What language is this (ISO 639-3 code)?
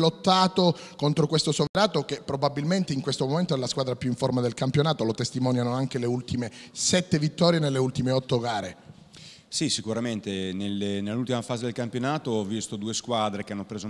ita